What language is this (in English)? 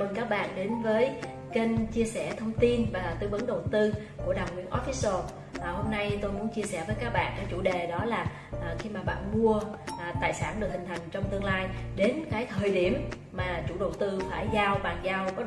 Vietnamese